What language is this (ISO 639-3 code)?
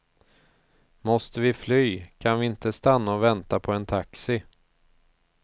swe